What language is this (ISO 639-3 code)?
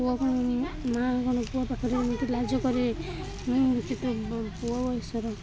ori